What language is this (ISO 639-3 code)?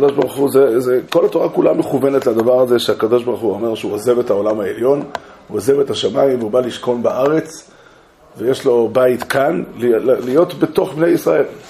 heb